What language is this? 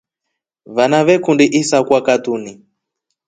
Rombo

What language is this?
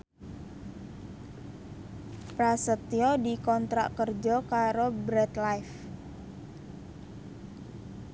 Javanese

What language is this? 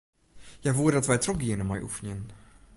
Western Frisian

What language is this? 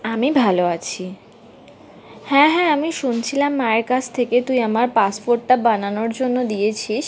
Bangla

